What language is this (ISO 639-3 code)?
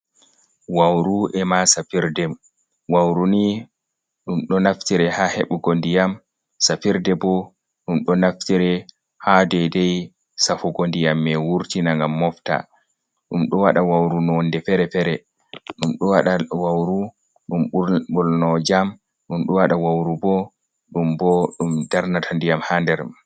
ful